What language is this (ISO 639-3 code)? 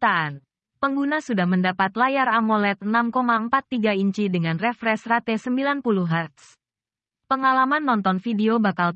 ind